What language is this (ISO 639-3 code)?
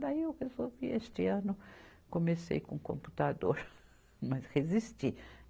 por